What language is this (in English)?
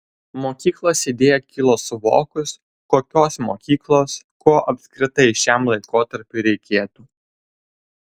Lithuanian